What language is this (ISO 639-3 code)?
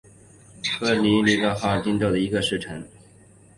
zho